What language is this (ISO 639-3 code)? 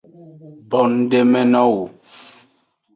ajg